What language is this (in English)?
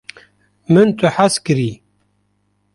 Kurdish